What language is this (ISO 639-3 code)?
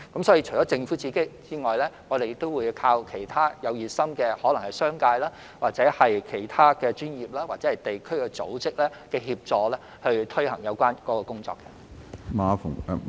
yue